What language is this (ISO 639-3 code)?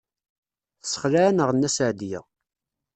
kab